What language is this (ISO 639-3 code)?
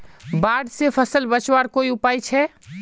mag